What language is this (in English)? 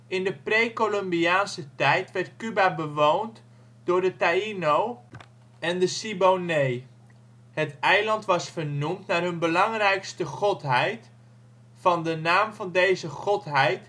Dutch